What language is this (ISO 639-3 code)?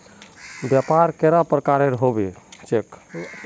mag